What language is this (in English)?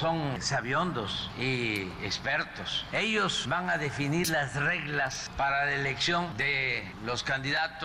Spanish